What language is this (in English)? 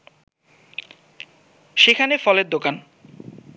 Bangla